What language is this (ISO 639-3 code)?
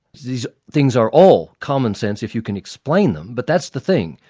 eng